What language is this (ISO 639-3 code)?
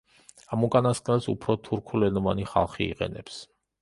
kat